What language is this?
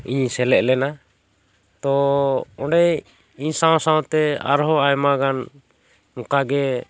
Santali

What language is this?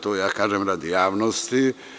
Serbian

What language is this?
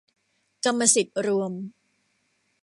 Thai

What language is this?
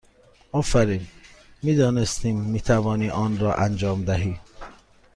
Persian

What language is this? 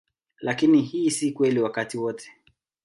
Swahili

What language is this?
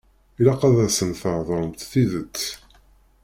Kabyle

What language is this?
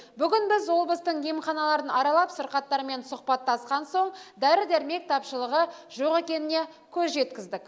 Kazakh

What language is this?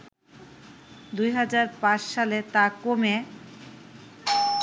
Bangla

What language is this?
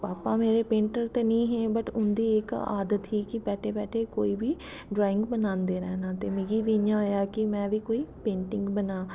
Dogri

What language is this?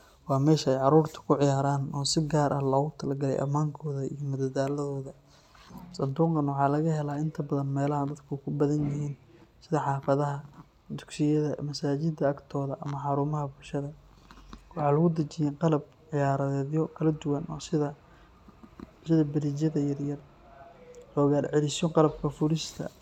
Somali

